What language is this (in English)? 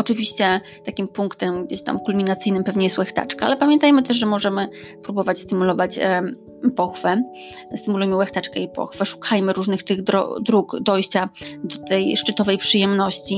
Polish